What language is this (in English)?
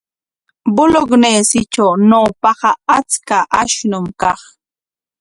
Corongo Ancash Quechua